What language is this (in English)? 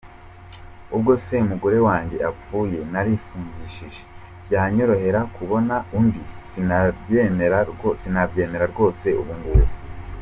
Kinyarwanda